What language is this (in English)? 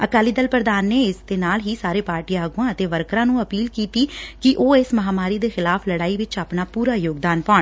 Punjabi